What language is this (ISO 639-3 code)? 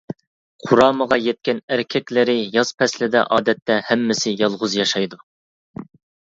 uig